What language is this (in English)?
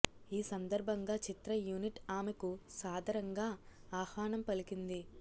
Telugu